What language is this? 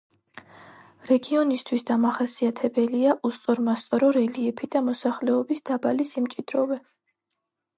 Georgian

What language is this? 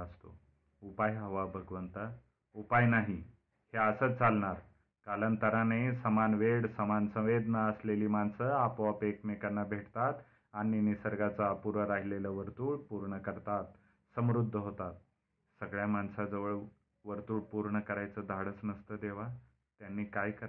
Marathi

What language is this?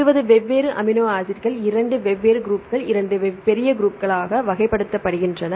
Tamil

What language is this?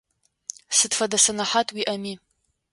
Adyghe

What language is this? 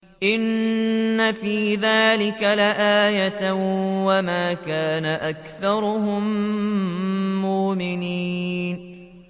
Arabic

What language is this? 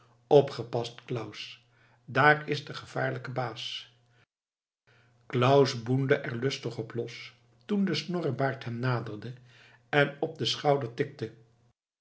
Dutch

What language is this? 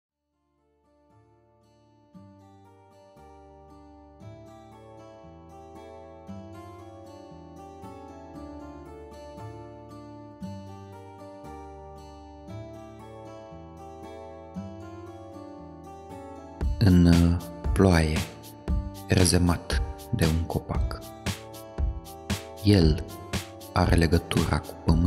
Romanian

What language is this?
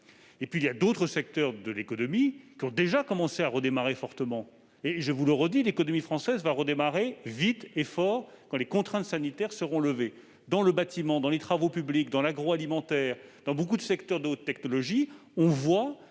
French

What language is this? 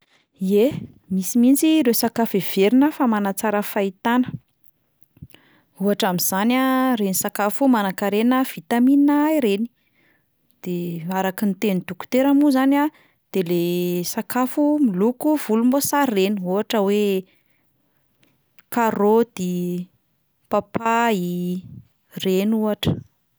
Malagasy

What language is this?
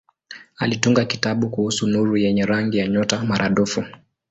Swahili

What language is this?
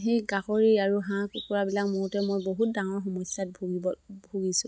Assamese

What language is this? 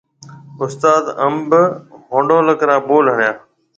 Marwari (Pakistan)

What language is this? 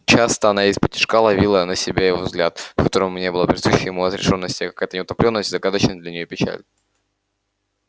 Russian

